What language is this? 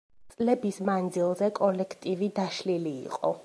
Georgian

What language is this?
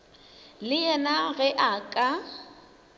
Northern Sotho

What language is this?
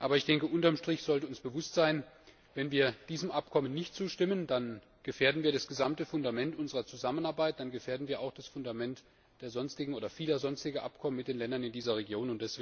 German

